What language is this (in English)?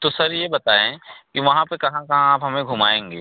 Hindi